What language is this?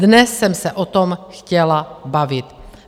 Czech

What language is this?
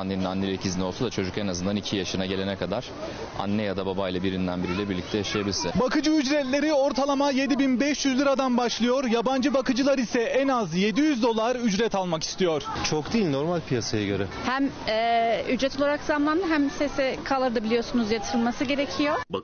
Turkish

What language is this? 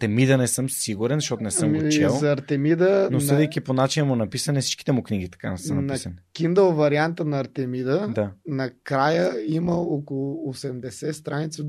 Bulgarian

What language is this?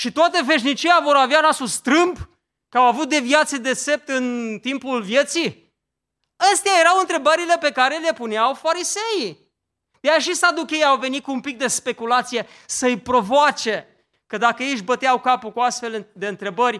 Romanian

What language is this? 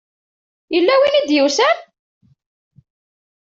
Kabyle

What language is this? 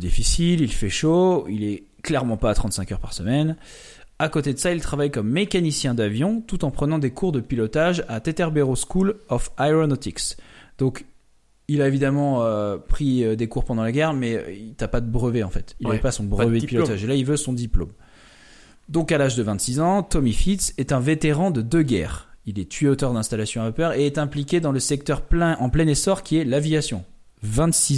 French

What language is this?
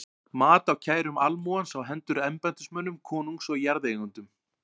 Icelandic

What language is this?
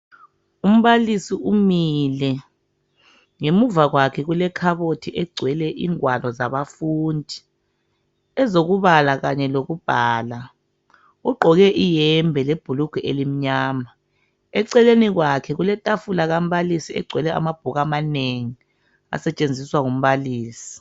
North Ndebele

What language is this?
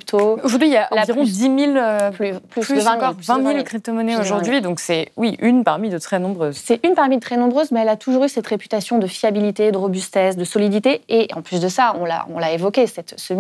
French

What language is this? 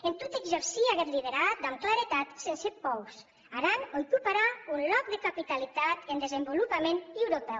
Catalan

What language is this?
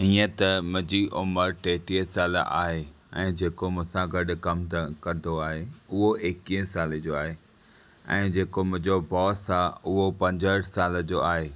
Sindhi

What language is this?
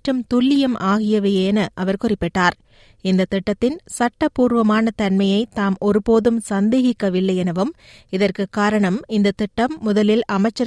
Tamil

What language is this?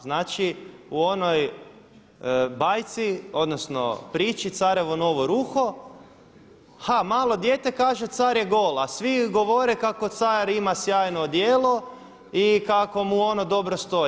Croatian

